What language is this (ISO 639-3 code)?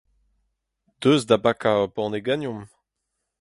bre